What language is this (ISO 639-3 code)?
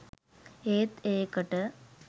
sin